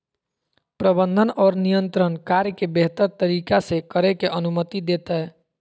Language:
Magahi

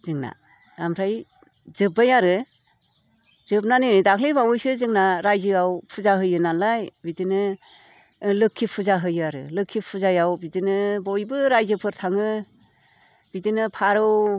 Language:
Bodo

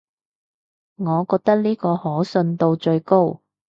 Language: Cantonese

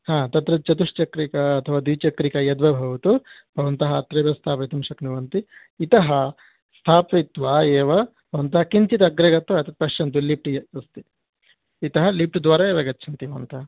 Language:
Sanskrit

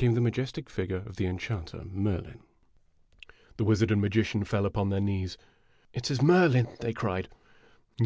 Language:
English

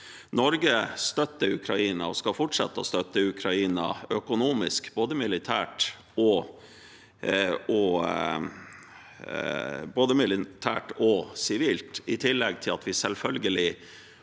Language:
Norwegian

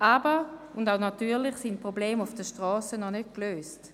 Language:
Swiss German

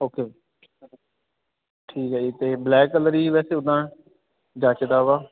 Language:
Punjabi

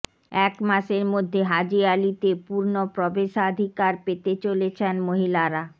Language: Bangla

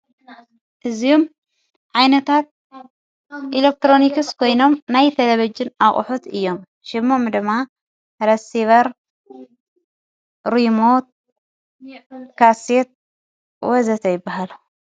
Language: Tigrinya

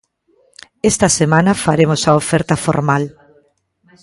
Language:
Galician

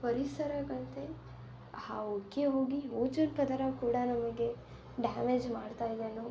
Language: Kannada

